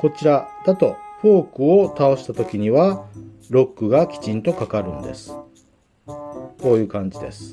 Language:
Japanese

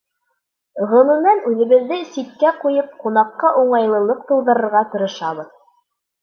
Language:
Bashkir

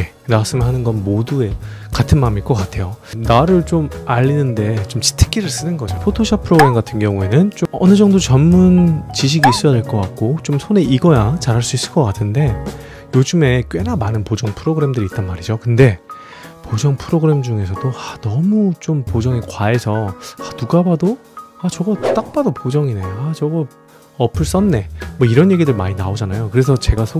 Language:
Korean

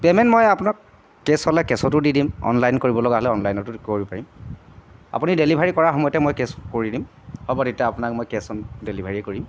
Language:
Assamese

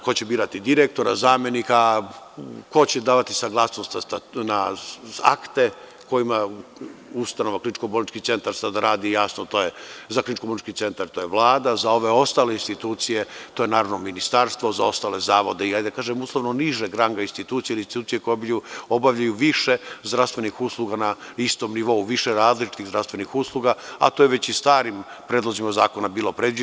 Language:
Serbian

